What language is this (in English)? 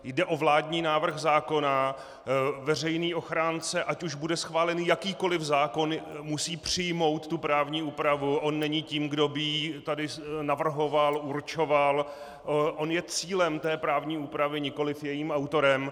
Czech